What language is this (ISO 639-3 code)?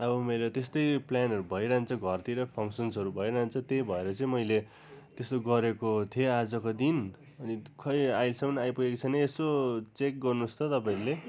nep